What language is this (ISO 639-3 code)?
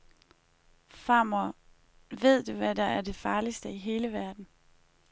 dan